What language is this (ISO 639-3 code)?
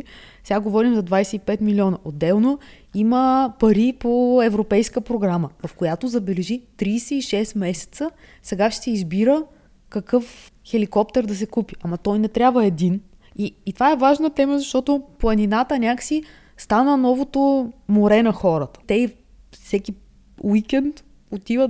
bul